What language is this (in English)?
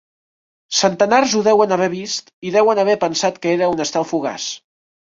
Catalan